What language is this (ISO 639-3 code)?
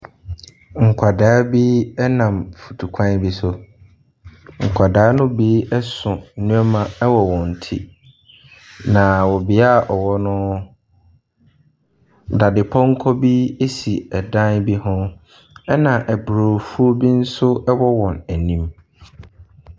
aka